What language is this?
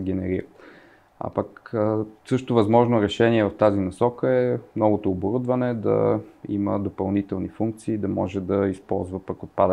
Bulgarian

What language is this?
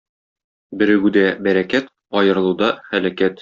Tatar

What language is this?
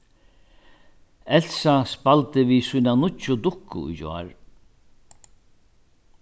Faroese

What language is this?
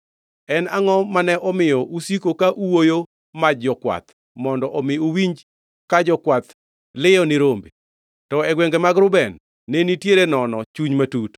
Luo (Kenya and Tanzania)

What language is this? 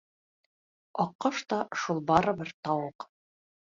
Bashkir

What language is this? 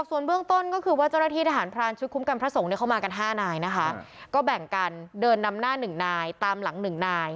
Thai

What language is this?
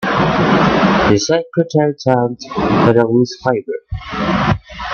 English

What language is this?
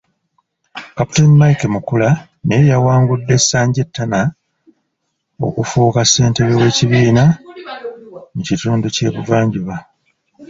Ganda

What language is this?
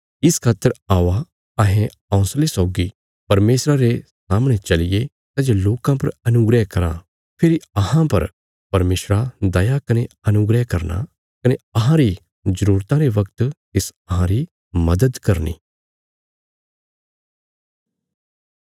Bilaspuri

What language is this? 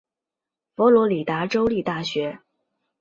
Chinese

